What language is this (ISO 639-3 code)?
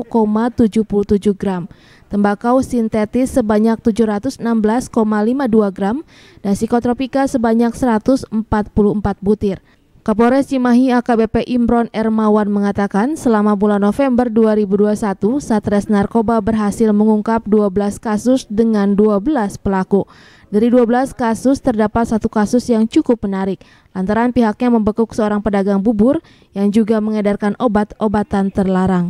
ind